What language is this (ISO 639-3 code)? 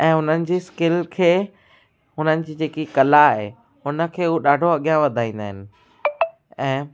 snd